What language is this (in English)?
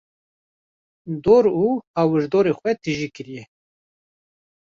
Kurdish